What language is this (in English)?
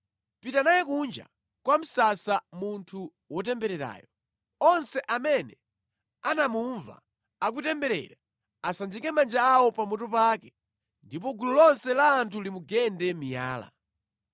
Nyanja